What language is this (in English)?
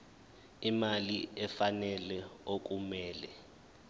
Zulu